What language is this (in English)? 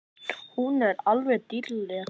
Icelandic